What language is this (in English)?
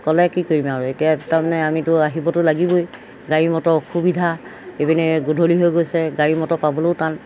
Assamese